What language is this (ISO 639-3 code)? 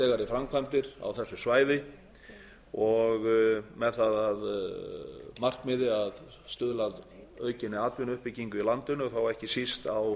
isl